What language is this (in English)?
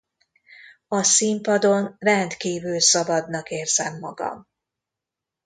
Hungarian